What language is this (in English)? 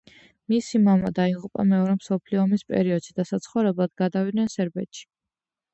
Georgian